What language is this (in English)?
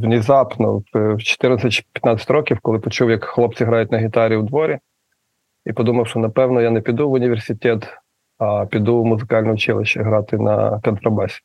Ukrainian